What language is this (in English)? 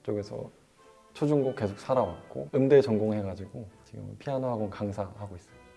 Korean